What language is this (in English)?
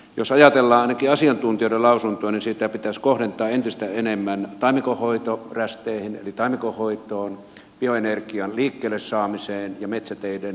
Finnish